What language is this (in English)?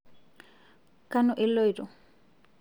Masai